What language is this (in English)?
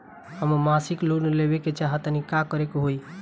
Bhojpuri